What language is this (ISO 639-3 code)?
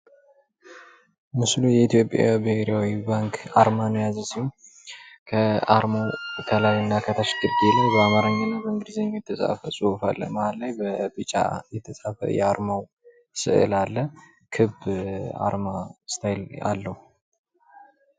amh